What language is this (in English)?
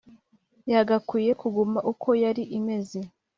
Kinyarwanda